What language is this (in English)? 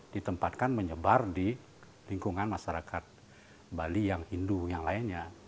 Indonesian